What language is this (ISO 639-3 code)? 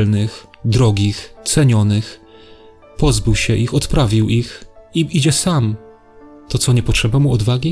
pol